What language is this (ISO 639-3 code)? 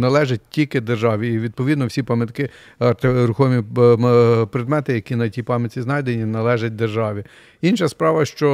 ukr